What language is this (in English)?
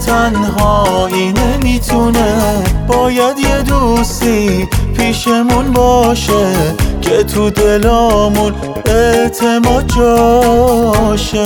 Persian